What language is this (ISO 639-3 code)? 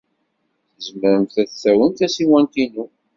kab